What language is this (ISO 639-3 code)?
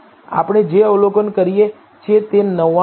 guj